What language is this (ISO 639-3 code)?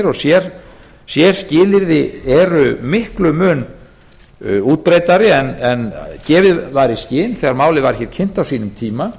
isl